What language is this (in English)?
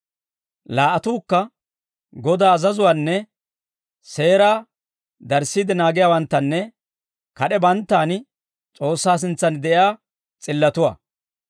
Dawro